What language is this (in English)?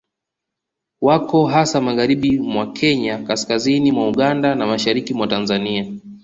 Swahili